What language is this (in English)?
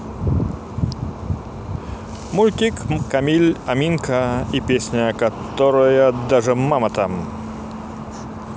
Russian